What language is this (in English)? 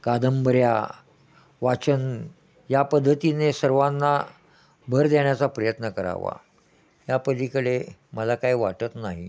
Marathi